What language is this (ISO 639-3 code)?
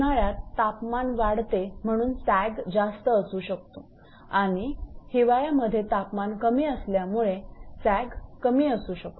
mar